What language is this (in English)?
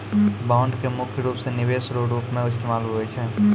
Maithili